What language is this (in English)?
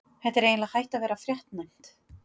Icelandic